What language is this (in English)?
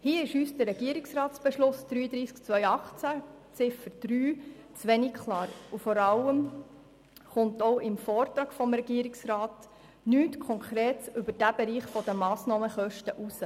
Swiss German